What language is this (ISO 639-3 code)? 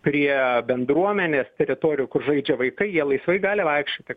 lit